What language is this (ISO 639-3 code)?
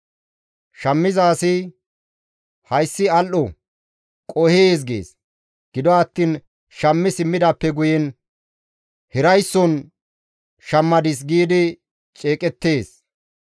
gmv